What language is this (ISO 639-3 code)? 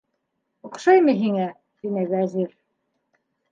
bak